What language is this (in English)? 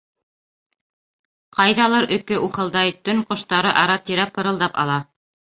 Bashkir